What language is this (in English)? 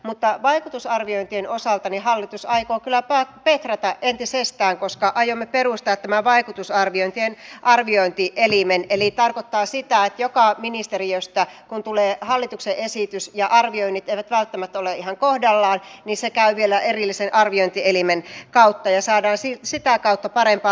Finnish